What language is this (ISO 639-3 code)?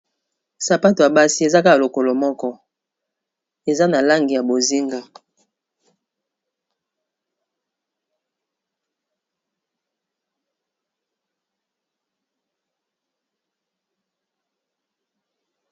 lin